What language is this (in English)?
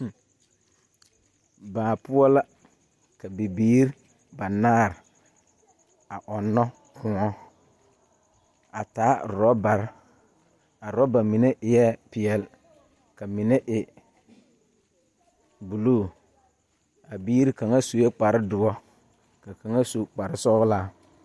Southern Dagaare